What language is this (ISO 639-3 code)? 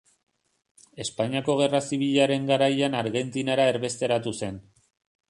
eus